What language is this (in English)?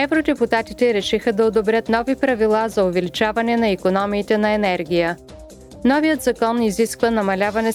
Bulgarian